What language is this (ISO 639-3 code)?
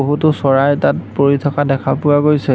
asm